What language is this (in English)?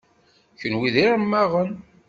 Kabyle